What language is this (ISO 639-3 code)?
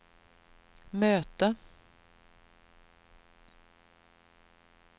swe